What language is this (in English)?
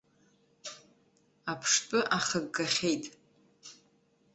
Abkhazian